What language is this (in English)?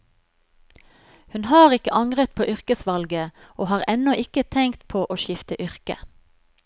Norwegian